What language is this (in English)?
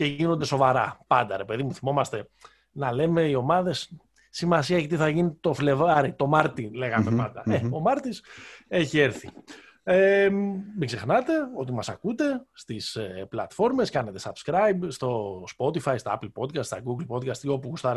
Greek